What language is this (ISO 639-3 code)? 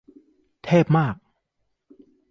tha